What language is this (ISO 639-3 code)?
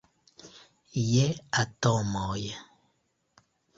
epo